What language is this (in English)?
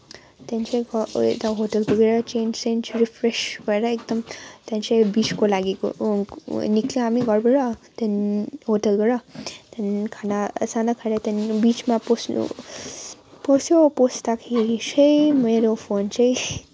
Nepali